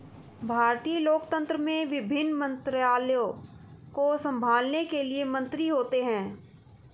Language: Hindi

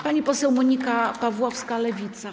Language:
Polish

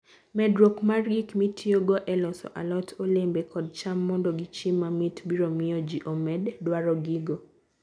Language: Luo (Kenya and Tanzania)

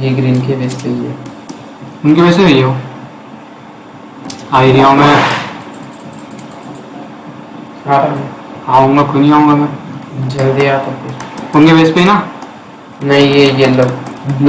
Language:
Hindi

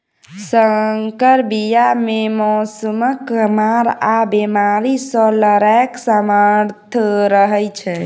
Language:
Maithili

